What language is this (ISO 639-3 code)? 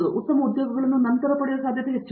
kan